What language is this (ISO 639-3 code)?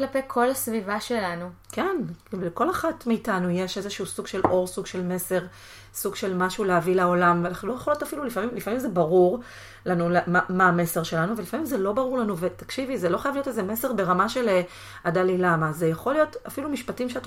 heb